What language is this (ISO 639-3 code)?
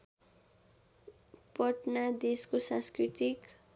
nep